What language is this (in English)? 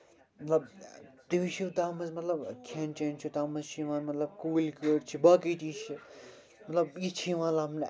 Kashmiri